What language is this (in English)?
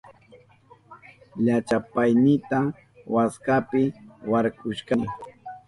Southern Pastaza Quechua